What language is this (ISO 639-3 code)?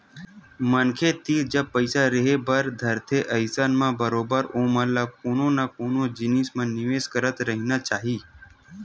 hne